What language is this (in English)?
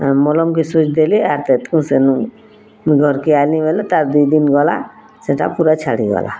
Odia